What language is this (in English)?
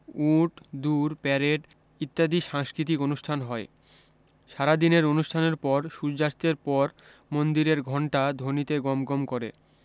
Bangla